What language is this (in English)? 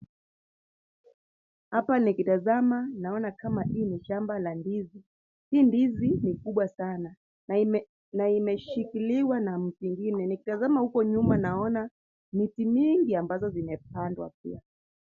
Swahili